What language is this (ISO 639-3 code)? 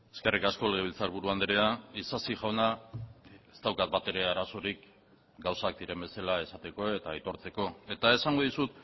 eus